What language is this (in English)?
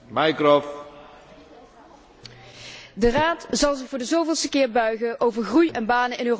Dutch